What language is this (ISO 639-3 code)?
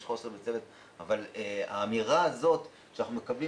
heb